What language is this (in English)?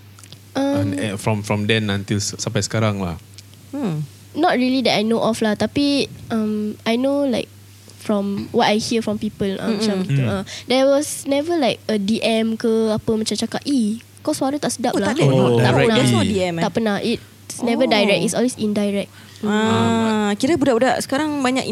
Malay